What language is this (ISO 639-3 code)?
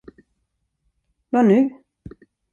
swe